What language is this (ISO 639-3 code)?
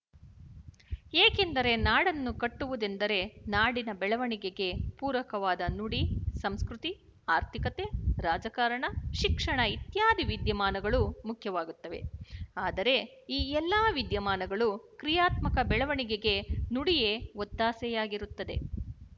kan